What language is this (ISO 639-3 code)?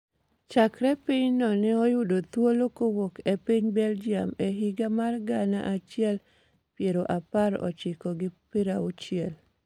luo